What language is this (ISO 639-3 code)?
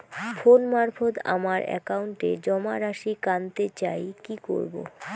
ben